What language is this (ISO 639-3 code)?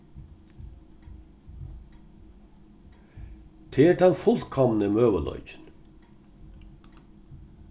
fao